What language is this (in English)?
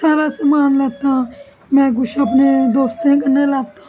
Dogri